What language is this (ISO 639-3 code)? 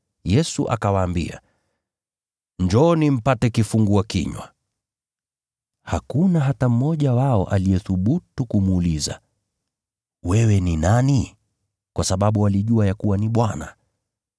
swa